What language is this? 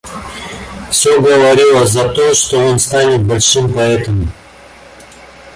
Russian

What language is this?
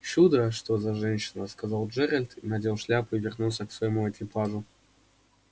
Russian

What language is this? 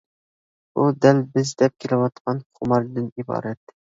Uyghur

